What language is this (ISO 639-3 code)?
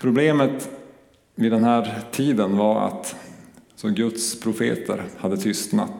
swe